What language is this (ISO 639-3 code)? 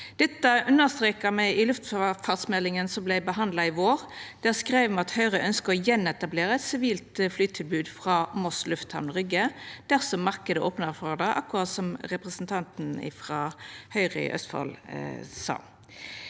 nor